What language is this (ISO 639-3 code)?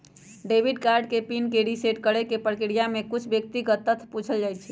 mag